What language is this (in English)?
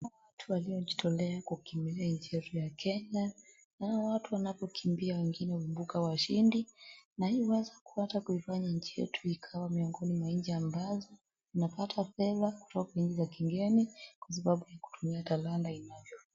Swahili